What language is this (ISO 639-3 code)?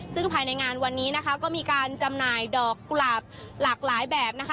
tha